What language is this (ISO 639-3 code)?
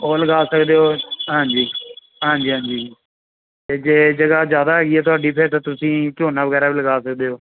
pan